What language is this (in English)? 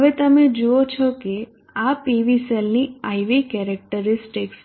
Gujarati